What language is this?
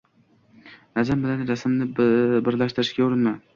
Uzbek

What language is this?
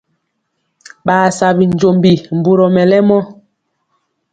Mpiemo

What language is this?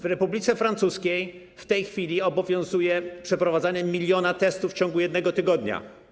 Polish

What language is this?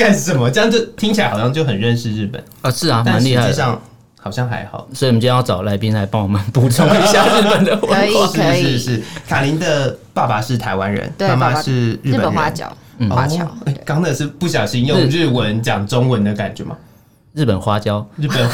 Chinese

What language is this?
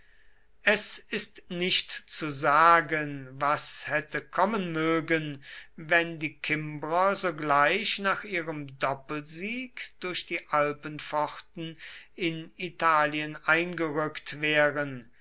German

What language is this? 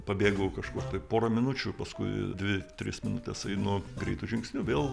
Lithuanian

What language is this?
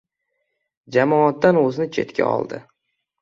Uzbek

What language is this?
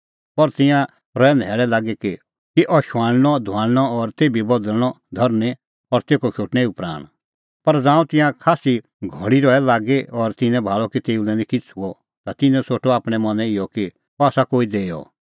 Kullu Pahari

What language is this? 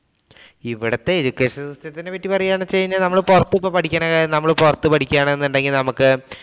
Malayalam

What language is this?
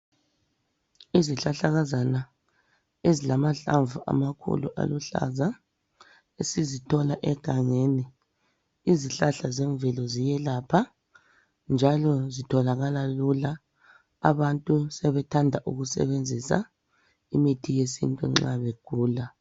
North Ndebele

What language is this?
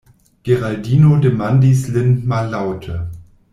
Esperanto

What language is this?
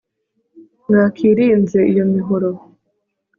Kinyarwanda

